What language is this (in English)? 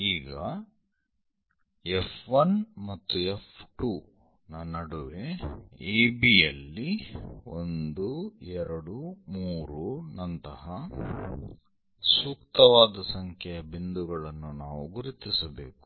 Kannada